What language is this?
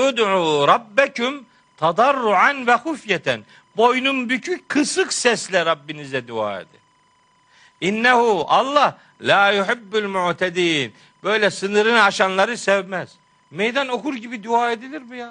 Turkish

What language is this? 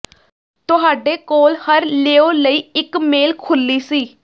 Punjabi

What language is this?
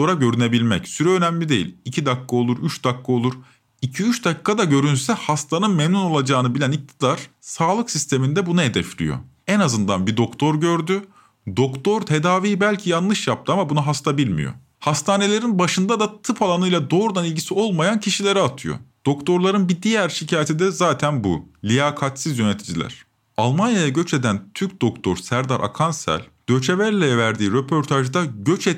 Turkish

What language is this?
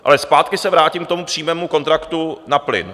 Czech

